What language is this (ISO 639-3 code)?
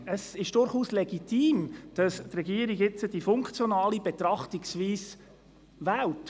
gsw